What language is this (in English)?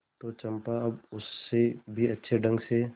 Hindi